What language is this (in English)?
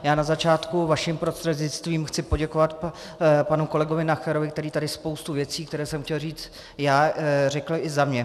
Czech